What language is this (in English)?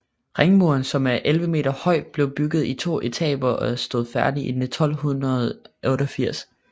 Danish